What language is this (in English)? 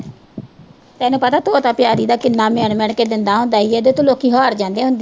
Punjabi